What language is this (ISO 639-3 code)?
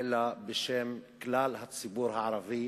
heb